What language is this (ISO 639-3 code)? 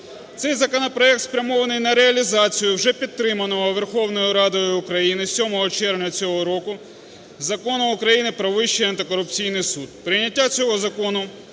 ukr